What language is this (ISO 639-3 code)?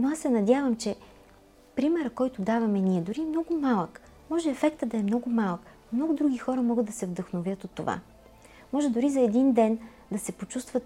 bul